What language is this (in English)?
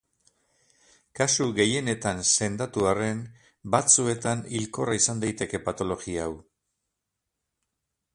Basque